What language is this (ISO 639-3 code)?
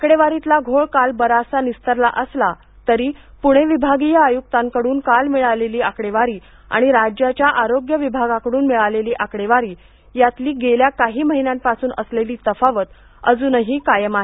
mar